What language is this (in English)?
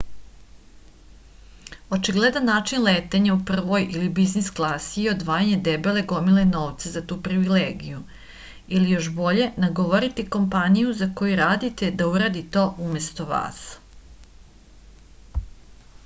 Serbian